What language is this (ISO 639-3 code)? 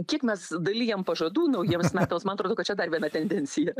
lit